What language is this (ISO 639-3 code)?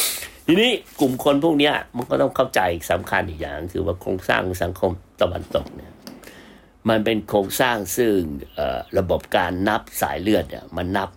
tha